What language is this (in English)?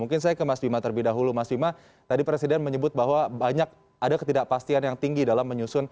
Indonesian